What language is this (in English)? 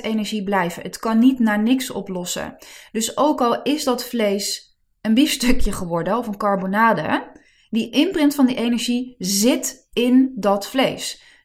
Dutch